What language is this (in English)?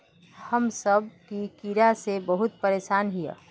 Magahi